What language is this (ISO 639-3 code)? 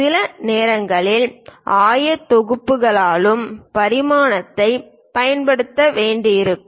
tam